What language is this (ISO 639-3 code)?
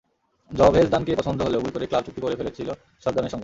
ben